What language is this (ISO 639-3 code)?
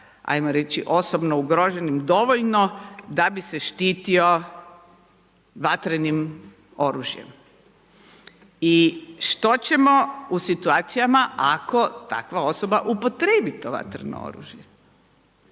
hrv